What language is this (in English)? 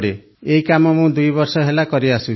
Odia